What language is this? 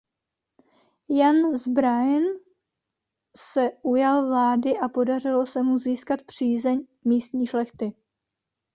Czech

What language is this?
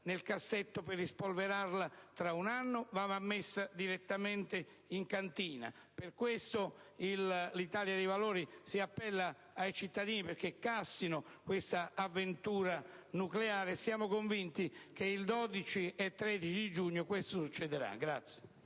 Italian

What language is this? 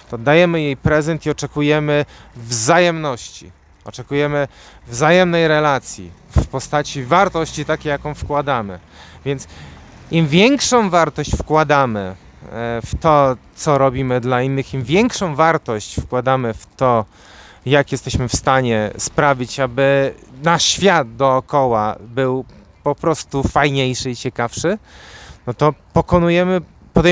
Polish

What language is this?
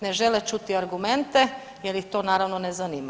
Croatian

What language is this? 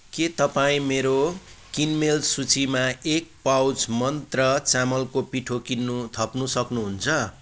Nepali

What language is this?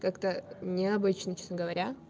Russian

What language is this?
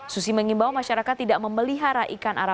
Indonesian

